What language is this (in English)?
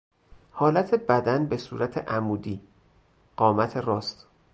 Persian